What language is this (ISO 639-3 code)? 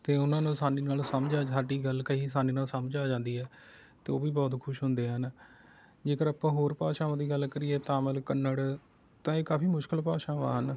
pan